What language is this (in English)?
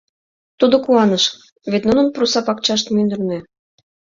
Mari